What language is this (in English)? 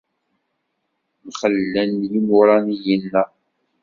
Kabyle